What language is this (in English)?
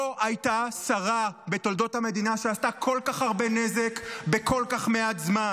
Hebrew